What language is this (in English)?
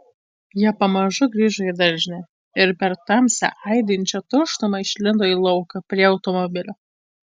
Lithuanian